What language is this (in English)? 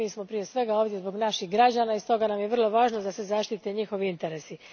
Croatian